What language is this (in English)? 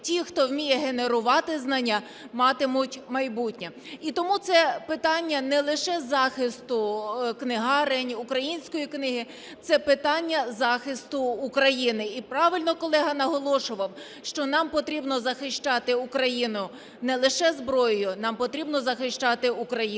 Ukrainian